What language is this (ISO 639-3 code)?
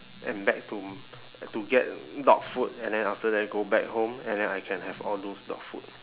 eng